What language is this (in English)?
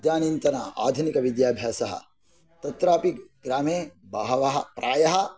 Sanskrit